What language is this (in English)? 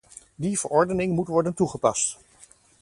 Dutch